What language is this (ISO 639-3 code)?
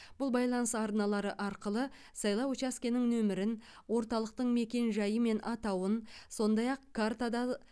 kaz